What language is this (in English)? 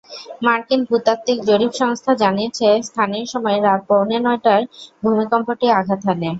Bangla